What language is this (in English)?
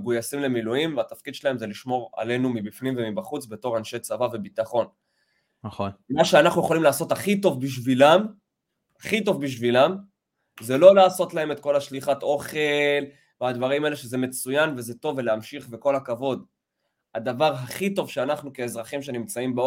Hebrew